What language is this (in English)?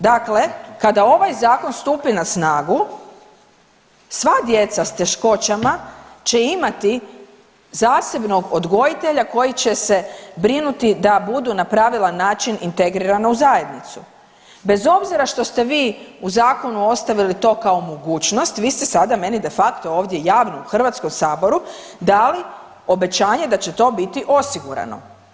Croatian